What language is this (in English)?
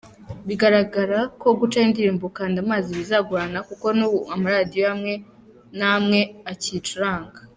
Kinyarwanda